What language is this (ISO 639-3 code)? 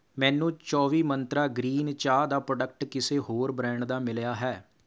pan